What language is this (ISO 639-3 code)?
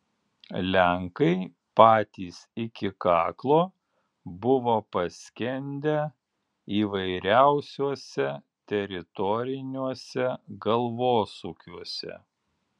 lit